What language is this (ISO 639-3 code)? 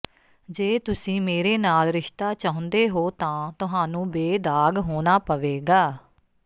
pan